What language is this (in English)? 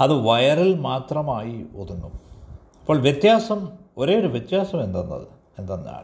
Malayalam